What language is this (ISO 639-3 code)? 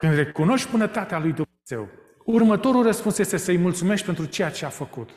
ron